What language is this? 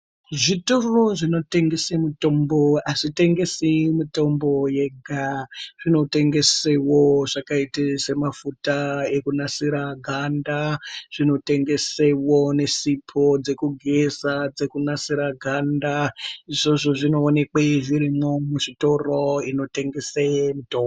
Ndau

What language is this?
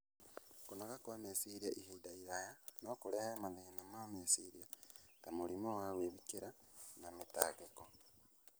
Kikuyu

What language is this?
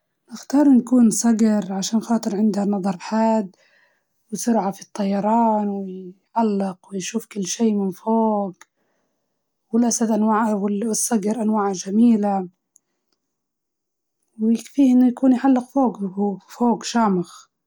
Libyan Arabic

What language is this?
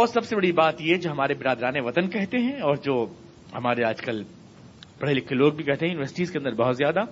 Urdu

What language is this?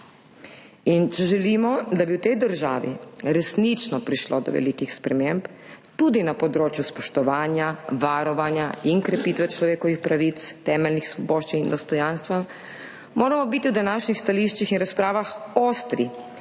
Slovenian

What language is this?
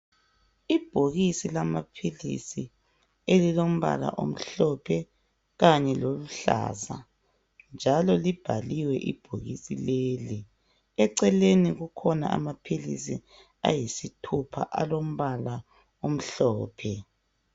North Ndebele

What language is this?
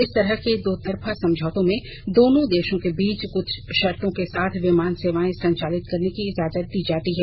Hindi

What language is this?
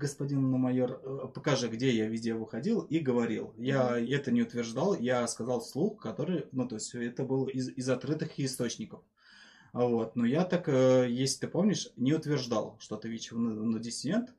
Russian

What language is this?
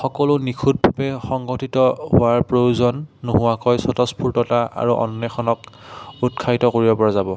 Assamese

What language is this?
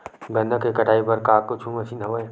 Chhattisgarhi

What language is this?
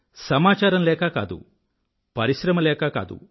Telugu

